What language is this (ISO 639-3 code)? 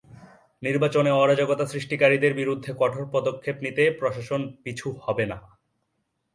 ben